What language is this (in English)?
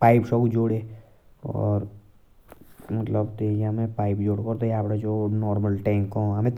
Jaunsari